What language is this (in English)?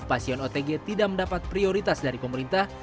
Indonesian